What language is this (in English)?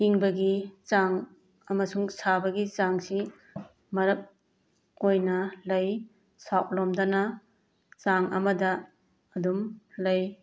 Manipuri